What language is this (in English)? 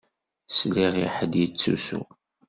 Kabyle